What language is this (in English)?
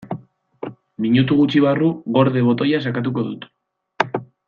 Basque